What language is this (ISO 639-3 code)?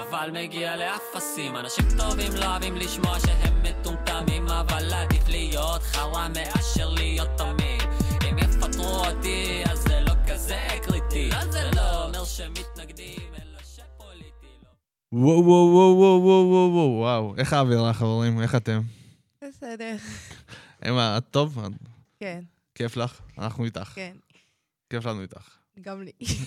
heb